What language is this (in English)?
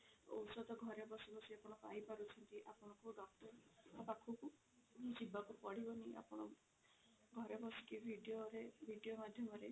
Odia